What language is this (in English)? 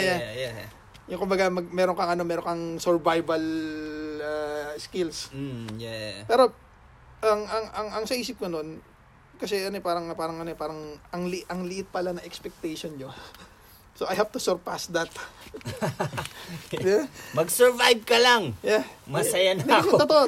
Filipino